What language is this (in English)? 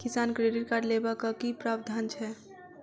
Maithili